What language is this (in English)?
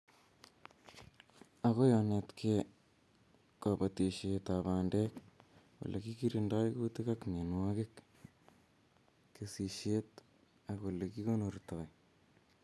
Kalenjin